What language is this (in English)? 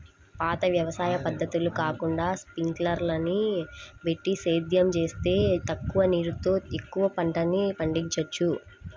Telugu